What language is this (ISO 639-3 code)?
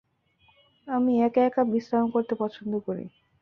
ben